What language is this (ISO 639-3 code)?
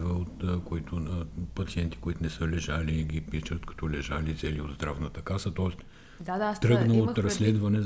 bul